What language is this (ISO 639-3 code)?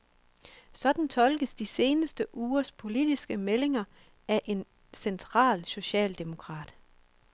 dan